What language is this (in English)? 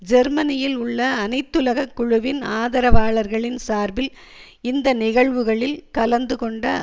Tamil